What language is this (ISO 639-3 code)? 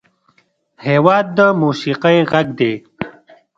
pus